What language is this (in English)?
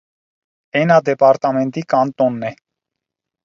Armenian